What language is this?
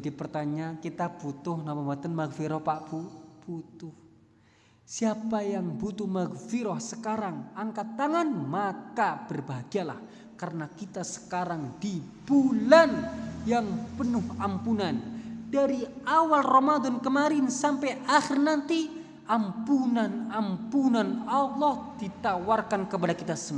Indonesian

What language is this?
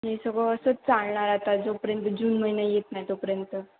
Marathi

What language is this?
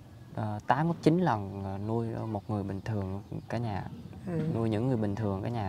Vietnamese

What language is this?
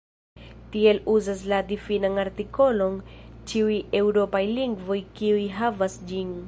Esperanto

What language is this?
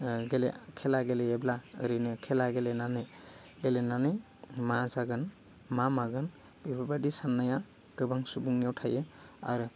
Bodo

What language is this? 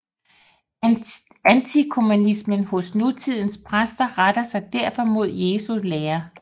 Danish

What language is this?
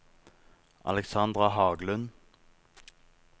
Norwegian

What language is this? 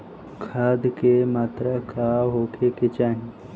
Bhojpuri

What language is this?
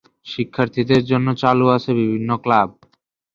Bangla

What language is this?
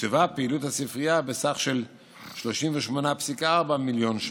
Hebrew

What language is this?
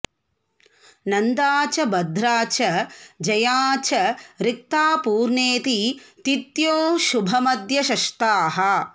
Sanskrit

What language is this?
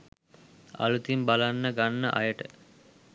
Sinhala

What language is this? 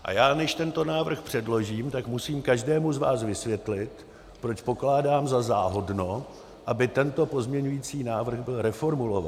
Czech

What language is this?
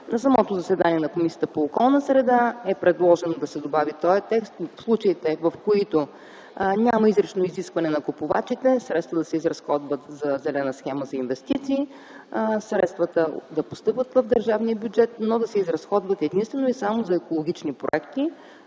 Bulgarian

